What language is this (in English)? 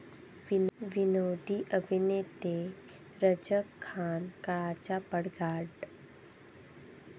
Marathi